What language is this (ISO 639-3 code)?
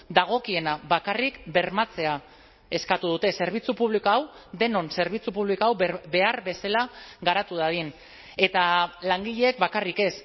eus